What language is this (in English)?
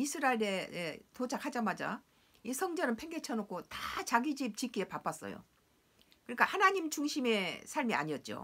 Korean